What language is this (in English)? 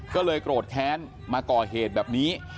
Thai